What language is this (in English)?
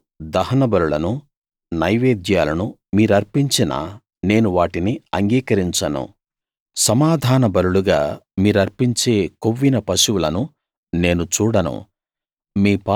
Telugu